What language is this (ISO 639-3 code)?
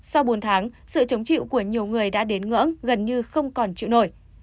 vie